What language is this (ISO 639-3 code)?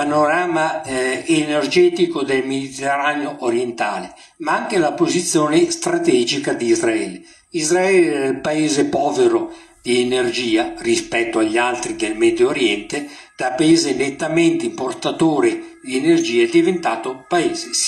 ita